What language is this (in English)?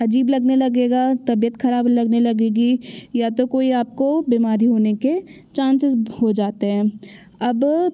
Hindi